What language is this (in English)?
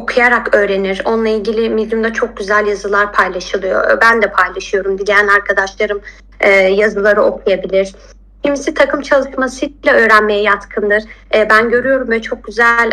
Turkish